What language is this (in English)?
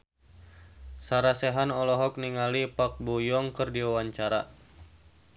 Sundanese